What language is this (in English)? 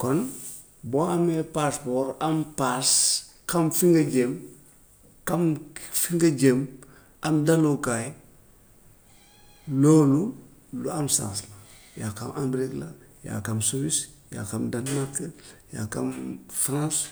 Gambian Wolof